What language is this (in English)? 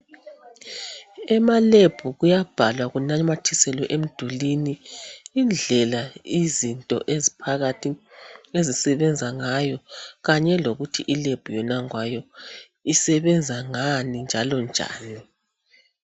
North Ndebele